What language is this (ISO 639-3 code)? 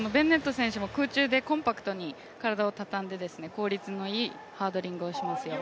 jpn